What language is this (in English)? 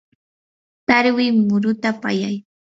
Yanahuanca Pasco Quechua